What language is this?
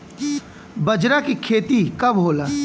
Bhojpuri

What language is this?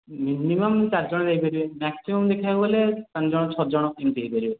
Odia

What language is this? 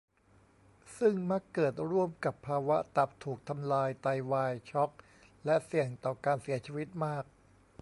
Thai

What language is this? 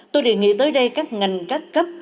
Vietnamese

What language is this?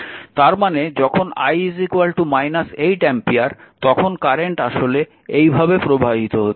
Bangla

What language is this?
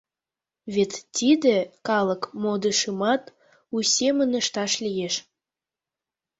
Mari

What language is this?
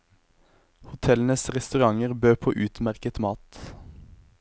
Norwegian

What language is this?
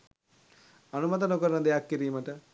Sinhala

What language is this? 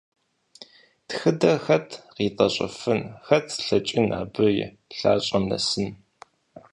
Kabardian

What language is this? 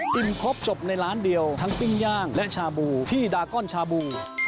Thai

